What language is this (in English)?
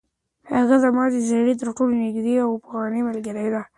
Pashto